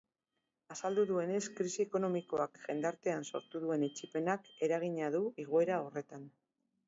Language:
Basque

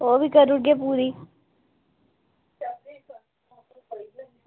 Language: Dogri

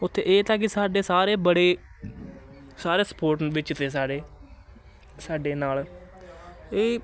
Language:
Punjabi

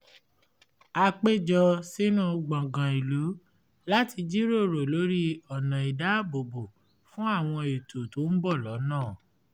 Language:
Yoruba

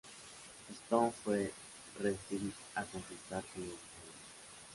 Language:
Spanish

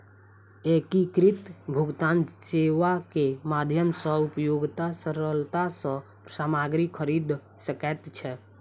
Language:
Maithili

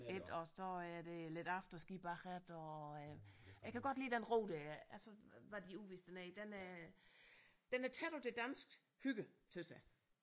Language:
Danish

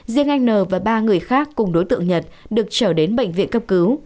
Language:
Vietnamese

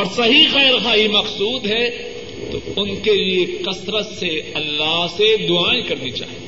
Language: Urdu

